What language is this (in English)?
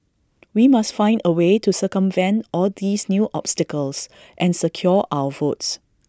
English